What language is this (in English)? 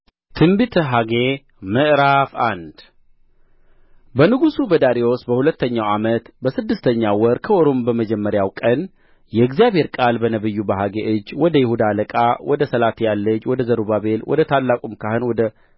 Amharic